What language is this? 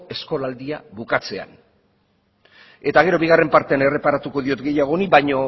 Basque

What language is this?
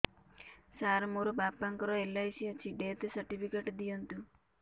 Odia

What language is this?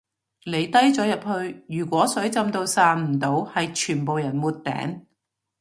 Cantonese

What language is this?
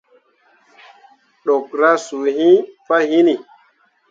Mundang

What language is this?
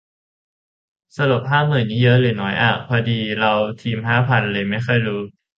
Thai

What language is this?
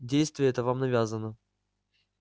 Russian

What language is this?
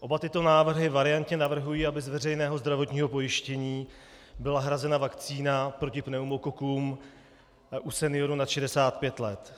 Czech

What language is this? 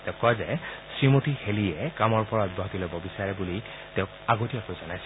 Assamese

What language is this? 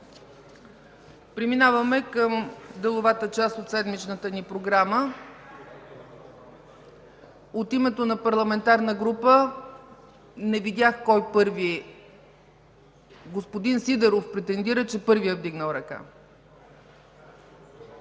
Bulgarian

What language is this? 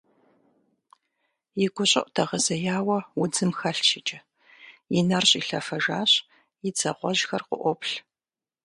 Kabardian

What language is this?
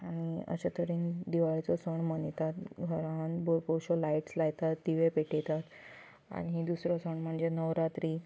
Konkani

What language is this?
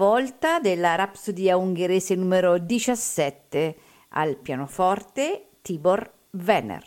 Italian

